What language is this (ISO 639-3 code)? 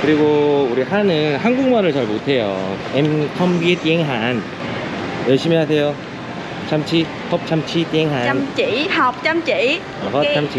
kor